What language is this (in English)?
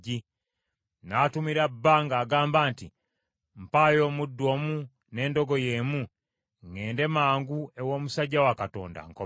Ganda